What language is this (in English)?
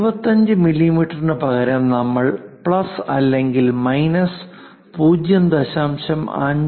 Malayalam